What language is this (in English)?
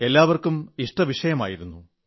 Malayalam